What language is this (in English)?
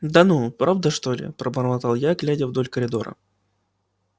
Russian